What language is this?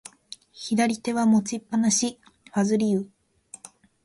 Japanese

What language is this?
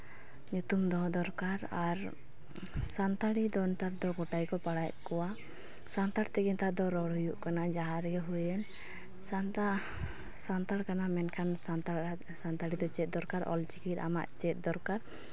Santali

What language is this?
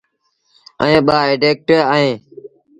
Sindhi Bhil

